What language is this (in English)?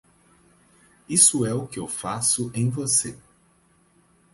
Portuguese